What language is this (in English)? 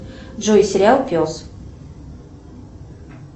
Russian